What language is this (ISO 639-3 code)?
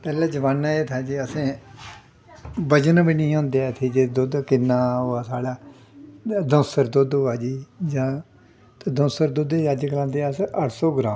doi